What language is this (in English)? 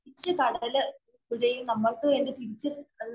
Malayalam